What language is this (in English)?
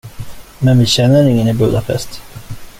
Swedish